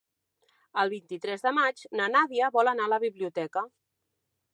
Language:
Catalan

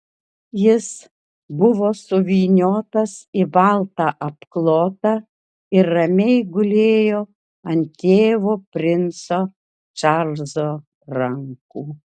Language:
Lithuanian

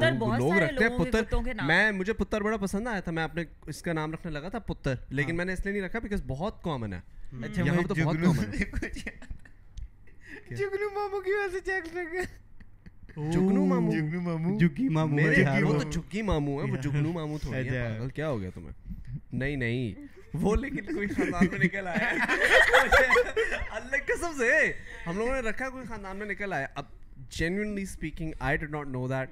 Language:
Urdu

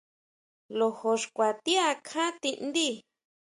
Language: Huautla Mazatec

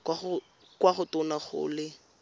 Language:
Tswana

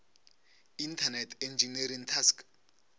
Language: Northern Sotho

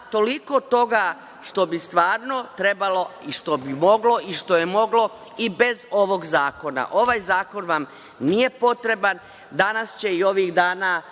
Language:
Serbian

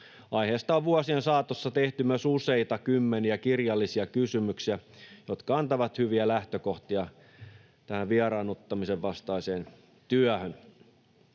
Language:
Finnish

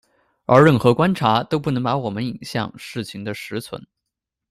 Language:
Chinese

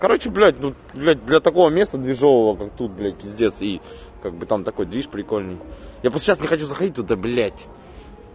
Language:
Russian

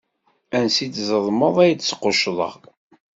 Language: Kabyle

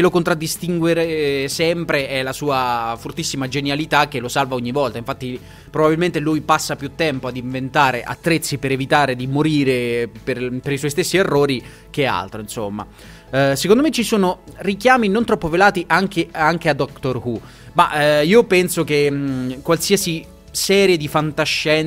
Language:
Italian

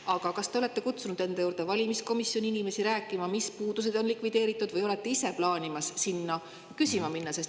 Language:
Estonian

